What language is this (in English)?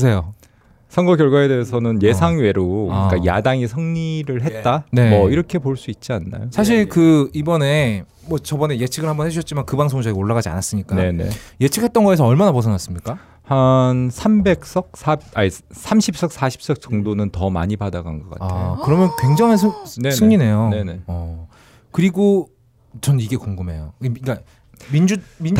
Korean